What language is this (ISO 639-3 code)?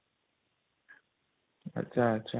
ori